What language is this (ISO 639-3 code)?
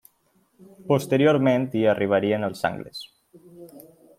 cat